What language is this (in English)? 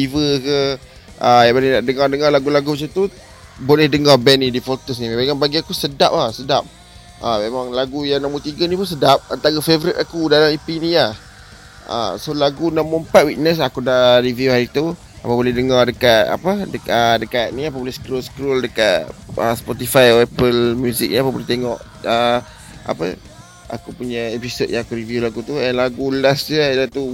Malay